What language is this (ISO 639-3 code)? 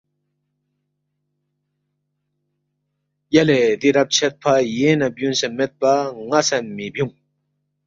bft